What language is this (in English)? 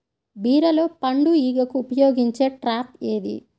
Telugu